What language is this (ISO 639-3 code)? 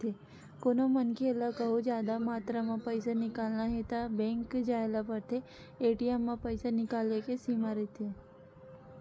hne